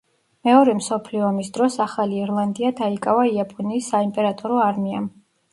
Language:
Georgian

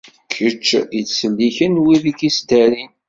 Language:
Kabyle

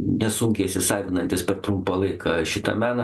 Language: Lithuanian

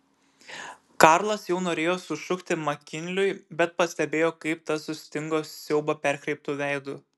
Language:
Lithuanian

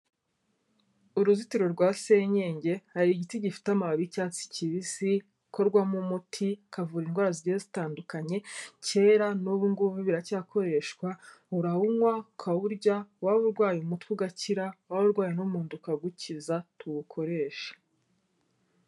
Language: Kinyarwanda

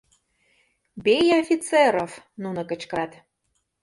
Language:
Mari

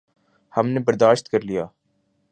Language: Urdu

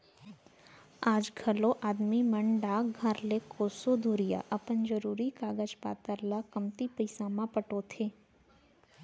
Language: Chhattisgarhi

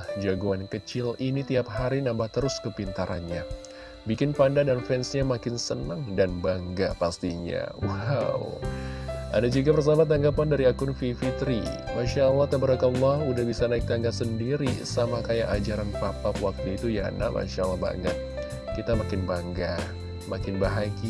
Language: Indonesian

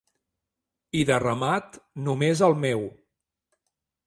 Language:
Catalan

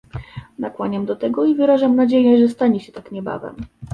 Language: Polish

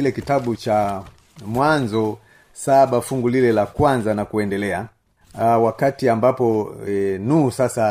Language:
Swahili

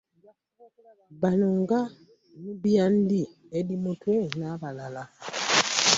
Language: Ganda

